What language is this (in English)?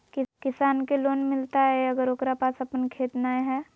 Magahi